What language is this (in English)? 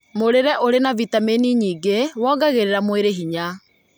Kikuyu